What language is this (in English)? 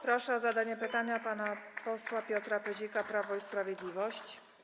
Polish